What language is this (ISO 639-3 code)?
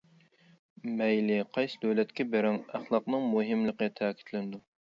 uig